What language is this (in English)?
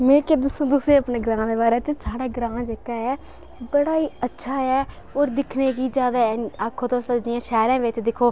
Dogri